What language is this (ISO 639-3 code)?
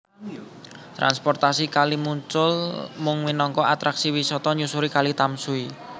jav